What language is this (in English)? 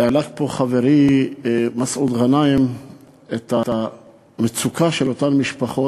Hebrew